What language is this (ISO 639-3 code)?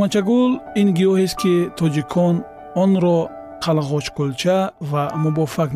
fas